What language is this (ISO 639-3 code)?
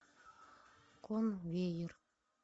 rus